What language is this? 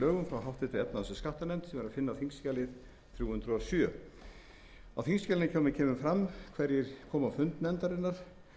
Icelandic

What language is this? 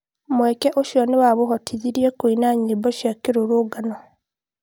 Kikuyu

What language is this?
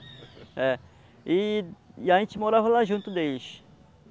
Portuguese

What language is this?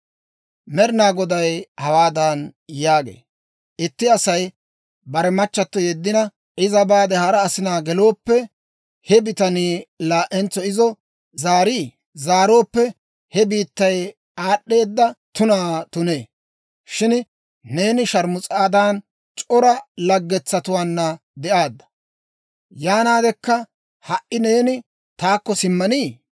Dawro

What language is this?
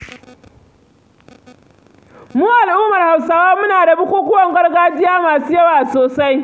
Hausa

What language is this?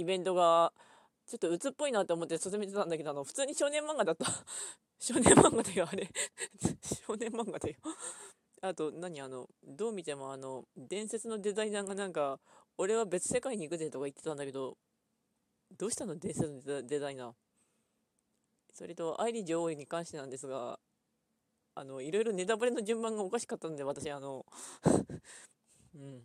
Japanese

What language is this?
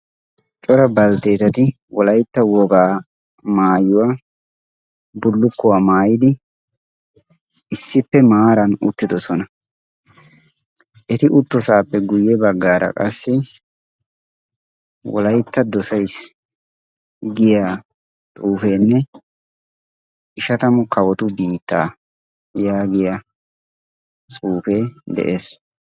Wolaytta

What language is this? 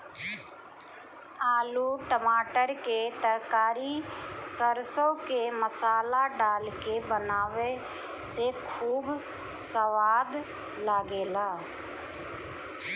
Bhojpuri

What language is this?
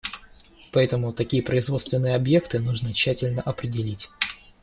Russian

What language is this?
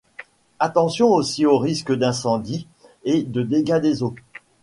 French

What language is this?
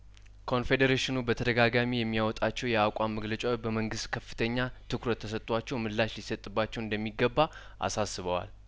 Amharic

